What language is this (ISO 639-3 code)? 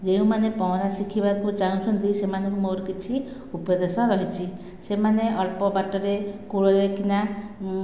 ori